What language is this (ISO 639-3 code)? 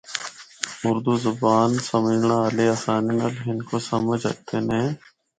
hno